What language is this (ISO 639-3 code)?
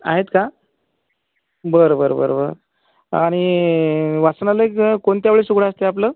mar